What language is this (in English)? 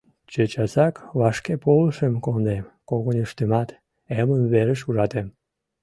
Mari